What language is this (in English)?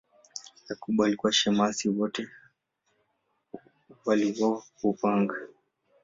Swahili